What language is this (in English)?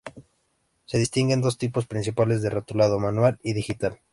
Spanish